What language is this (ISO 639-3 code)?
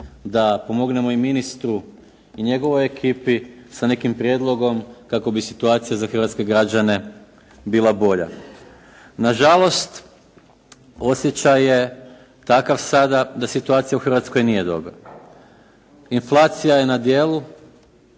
hrv